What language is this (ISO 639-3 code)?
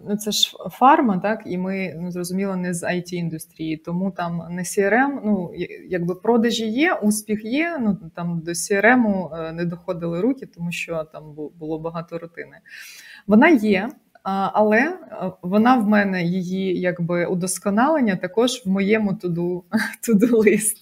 ukr